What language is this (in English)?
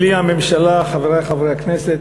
Hebrew